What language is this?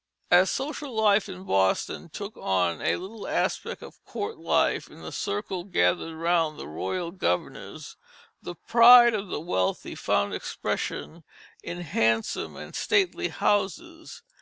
English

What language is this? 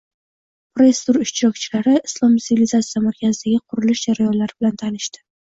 Uzbek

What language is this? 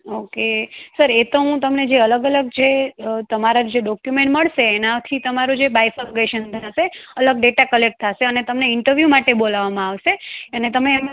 Gujarati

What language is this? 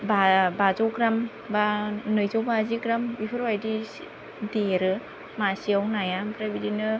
Bodo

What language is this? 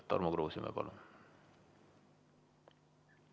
Estonian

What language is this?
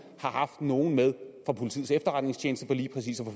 Danish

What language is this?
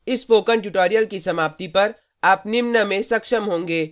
Hindi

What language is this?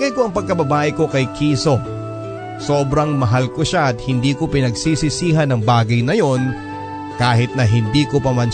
Filipino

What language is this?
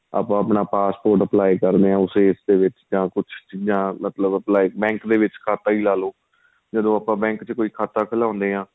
Punjabi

